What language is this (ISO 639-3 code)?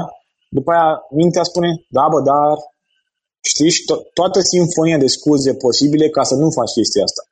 ron